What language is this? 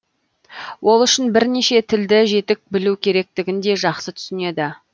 Kazakh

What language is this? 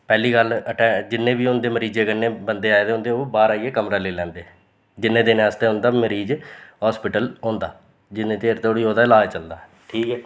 Dogri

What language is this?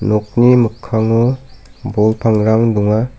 Garo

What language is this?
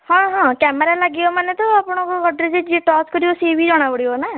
Odia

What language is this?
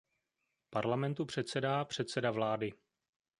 Czech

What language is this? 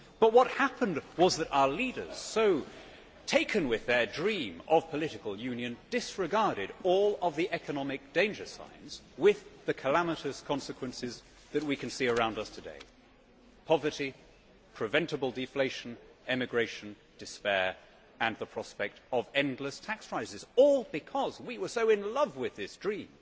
English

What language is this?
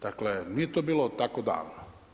Croatian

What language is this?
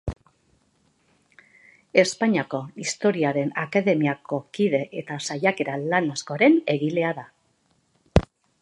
Basque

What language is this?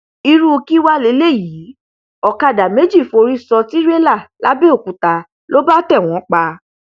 Yoruba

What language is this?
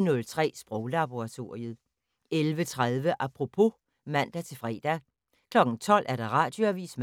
Danish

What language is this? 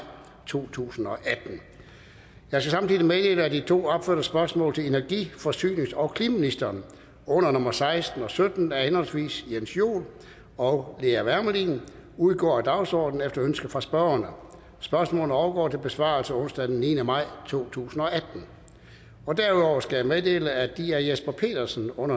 Danish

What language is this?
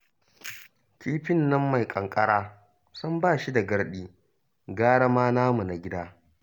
Hausa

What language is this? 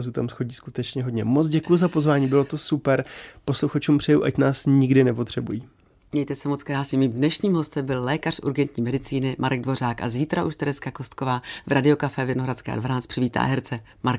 Czech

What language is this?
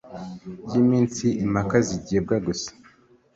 Kinyarwanda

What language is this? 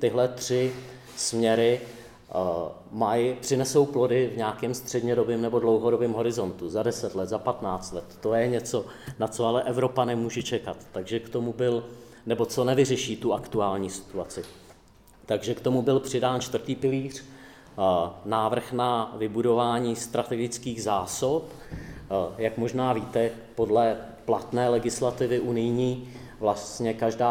Czech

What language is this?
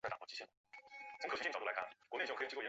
Chinese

